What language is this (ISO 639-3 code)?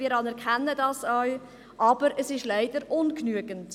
gsw